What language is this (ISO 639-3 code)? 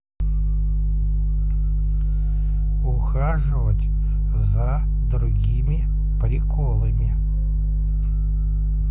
rus